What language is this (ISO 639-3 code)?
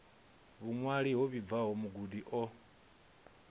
ven